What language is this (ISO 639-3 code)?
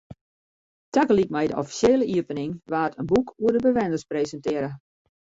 fry